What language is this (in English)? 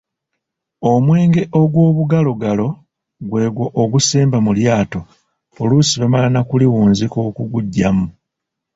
Ganda